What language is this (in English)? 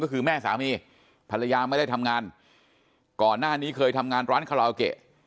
Thai